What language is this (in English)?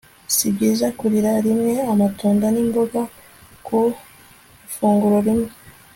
Kinyarwanda